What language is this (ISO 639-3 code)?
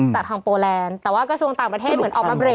tha